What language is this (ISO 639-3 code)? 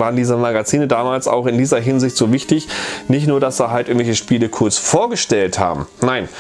deu